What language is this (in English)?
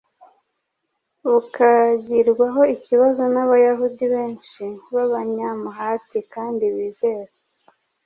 Kinyarwanda